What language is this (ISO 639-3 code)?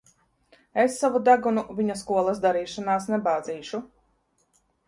lav